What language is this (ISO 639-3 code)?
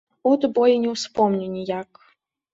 bel